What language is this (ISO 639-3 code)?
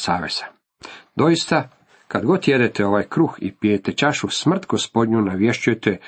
hrv